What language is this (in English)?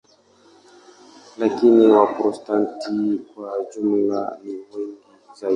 Swahili